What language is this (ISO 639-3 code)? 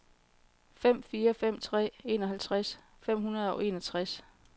dan